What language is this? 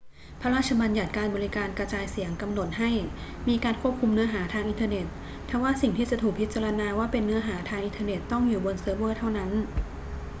Thai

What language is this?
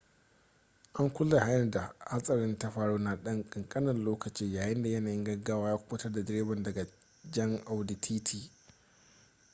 Hausa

